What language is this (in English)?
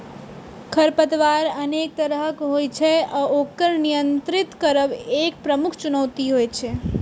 Maithili